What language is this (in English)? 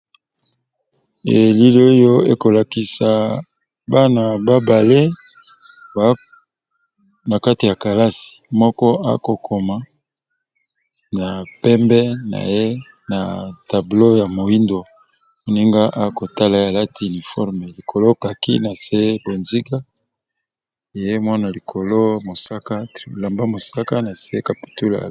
Lingala